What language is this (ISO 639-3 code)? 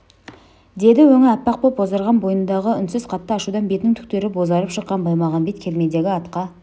kaz